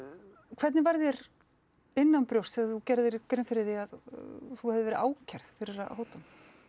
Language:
Icelandic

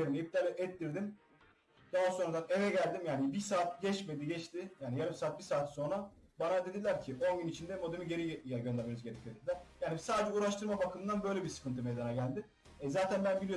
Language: Turkish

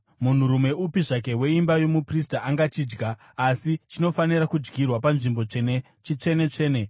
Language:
Shona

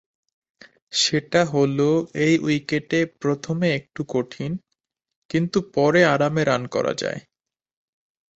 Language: Bangla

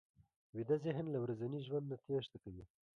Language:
Pashto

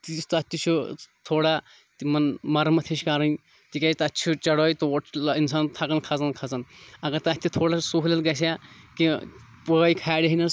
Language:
Kashmiri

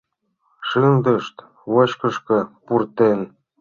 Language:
Mari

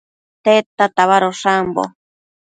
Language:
Matsés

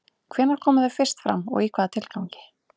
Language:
Icelandic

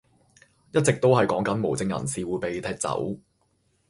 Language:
Cantonese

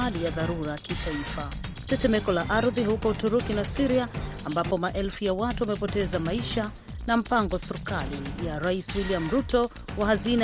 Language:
Swahili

